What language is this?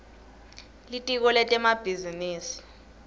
Swati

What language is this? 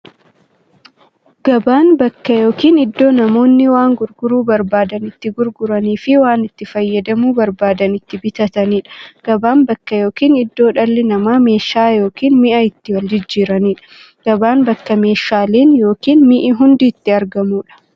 Oromo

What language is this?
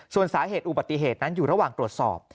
Thai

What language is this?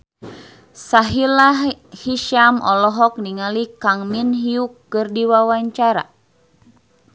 Sundanese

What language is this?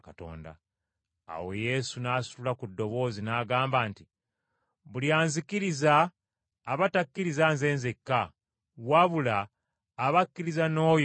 Ganda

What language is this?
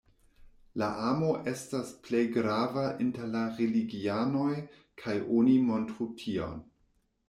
Esperanto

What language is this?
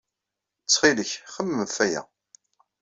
Kabyle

